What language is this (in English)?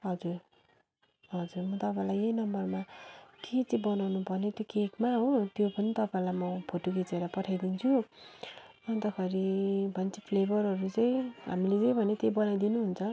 Nepali